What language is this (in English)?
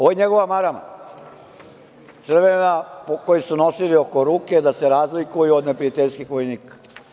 Serbian